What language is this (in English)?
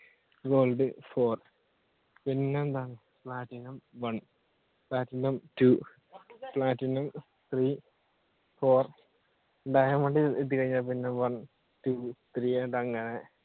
Malayalam